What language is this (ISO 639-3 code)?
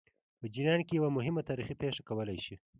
pus